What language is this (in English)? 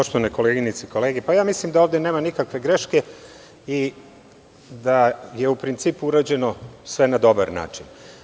Serbian